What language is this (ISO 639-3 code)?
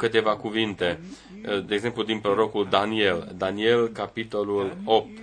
ron